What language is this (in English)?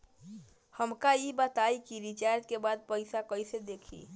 Bhojpuri